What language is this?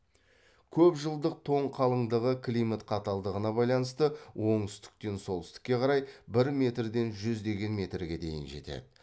Kazakh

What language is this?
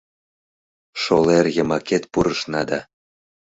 Mari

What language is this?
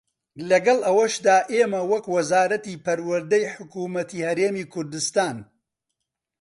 Central Kurdish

